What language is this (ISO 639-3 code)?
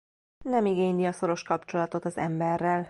hun